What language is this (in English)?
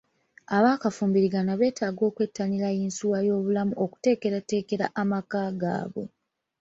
Ganda